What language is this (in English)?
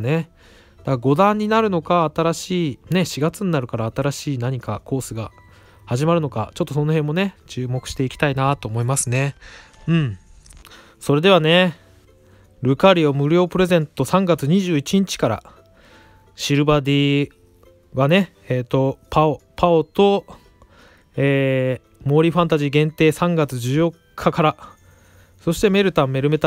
Japanese